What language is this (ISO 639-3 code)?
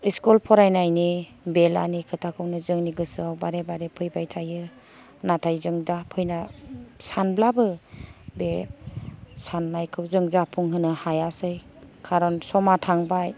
brx